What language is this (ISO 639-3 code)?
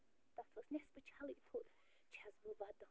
kas